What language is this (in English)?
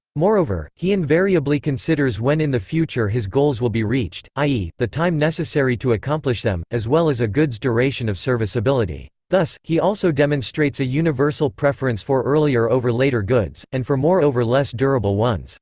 English